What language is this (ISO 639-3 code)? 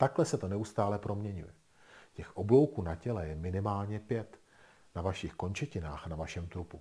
ces